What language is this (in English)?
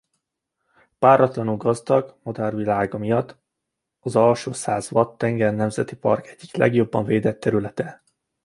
Hungarian